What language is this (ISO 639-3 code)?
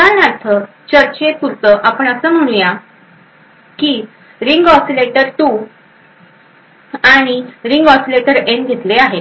mar